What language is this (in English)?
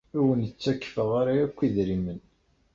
Kabyle